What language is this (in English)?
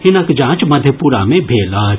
Maithili